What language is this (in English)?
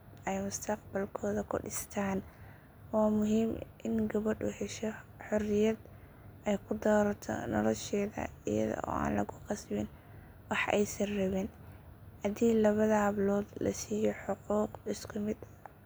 Somali